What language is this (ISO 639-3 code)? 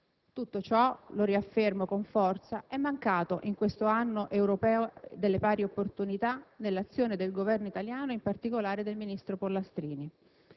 ita